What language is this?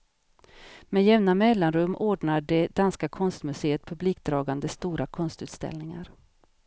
Swedish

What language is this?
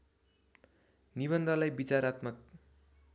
Nepali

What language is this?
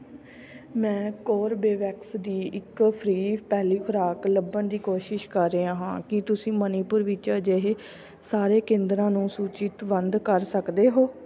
Punjabi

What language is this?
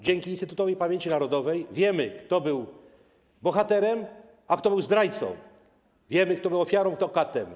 Polish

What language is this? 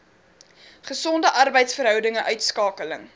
Afrikaans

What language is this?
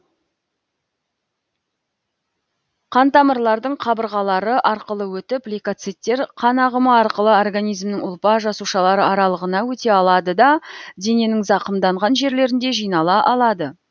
Kazakh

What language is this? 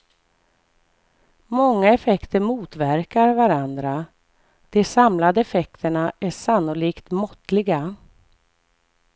Swedish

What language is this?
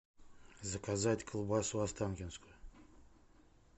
Russian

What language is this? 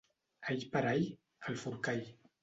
Catalan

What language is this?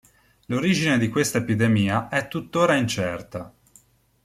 Italian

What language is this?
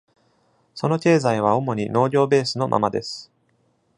Japanese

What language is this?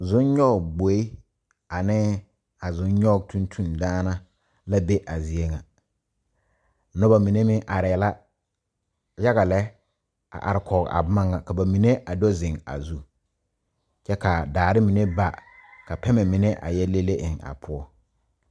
Southern Dagaare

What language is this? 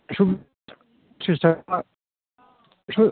Bodo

